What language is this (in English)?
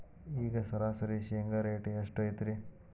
Kannada